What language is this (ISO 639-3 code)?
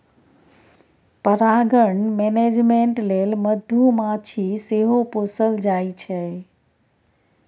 mai